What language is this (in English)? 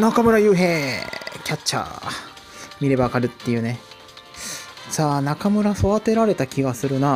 Japanese